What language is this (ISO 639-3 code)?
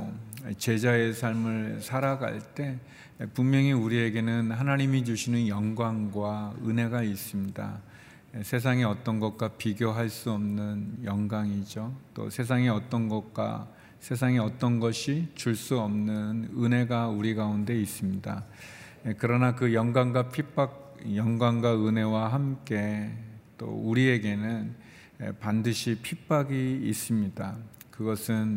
kor